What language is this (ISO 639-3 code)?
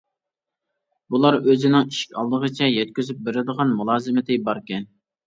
uig